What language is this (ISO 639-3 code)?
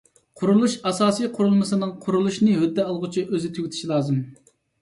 uig